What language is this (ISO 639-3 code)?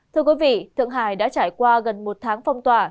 vie